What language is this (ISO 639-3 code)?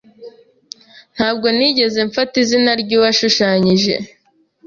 kin